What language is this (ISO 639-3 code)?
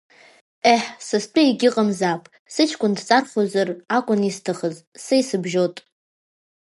abk